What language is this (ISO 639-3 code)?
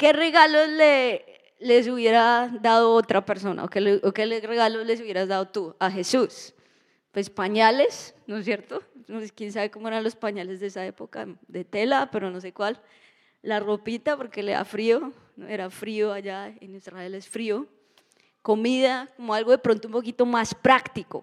spa